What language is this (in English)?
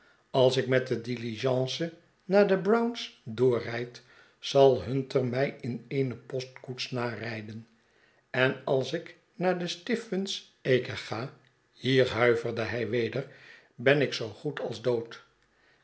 Dutch